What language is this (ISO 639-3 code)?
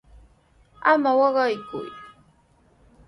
qws